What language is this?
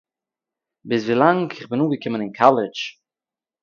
Yiddish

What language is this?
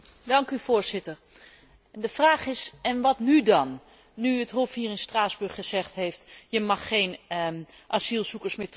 Dutch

